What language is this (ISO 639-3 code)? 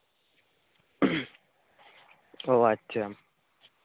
sat